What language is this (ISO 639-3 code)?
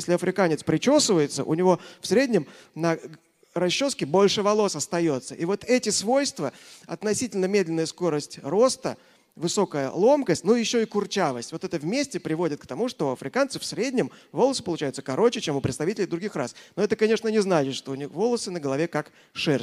rus